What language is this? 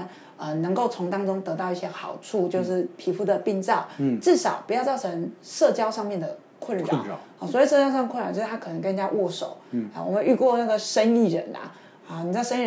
Chinese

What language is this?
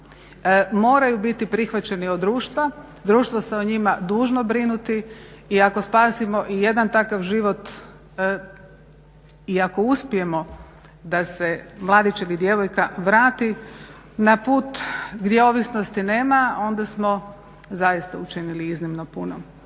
Croatian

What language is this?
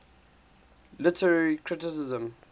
English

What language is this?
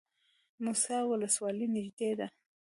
Pashto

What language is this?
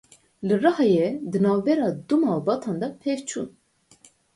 Kurdish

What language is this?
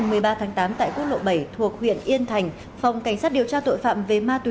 Vietnamese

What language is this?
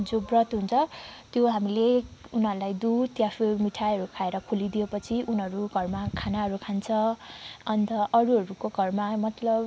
Nepali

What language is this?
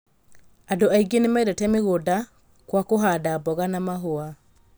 Kikuyu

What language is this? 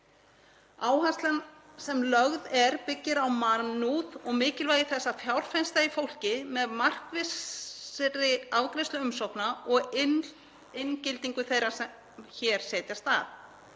Icelandic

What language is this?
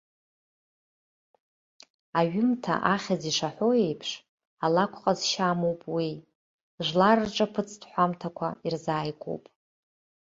Abkhazian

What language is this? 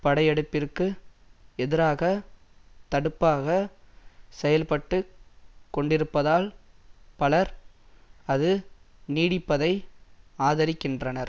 Tamil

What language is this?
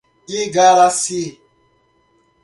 Portuguese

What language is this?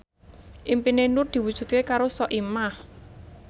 Javanese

